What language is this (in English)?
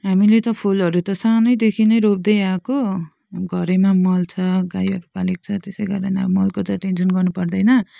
Nepali